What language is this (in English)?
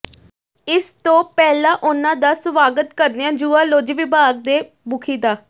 Punjabi